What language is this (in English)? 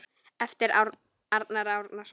Icelandic